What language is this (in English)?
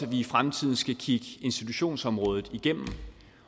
Danish